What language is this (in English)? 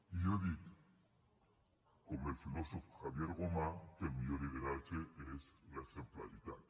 Catalan